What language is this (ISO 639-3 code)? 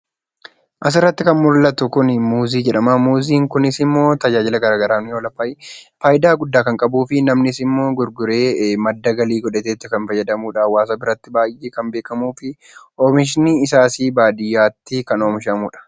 orm